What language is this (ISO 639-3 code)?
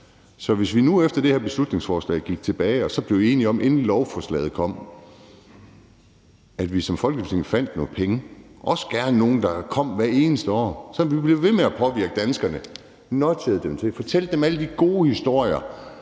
dan